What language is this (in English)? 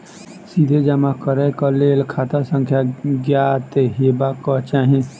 Maithili